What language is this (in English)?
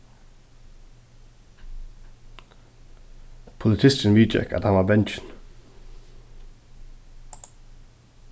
Faroese